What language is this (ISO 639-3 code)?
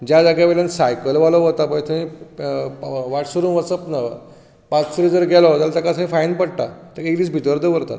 kok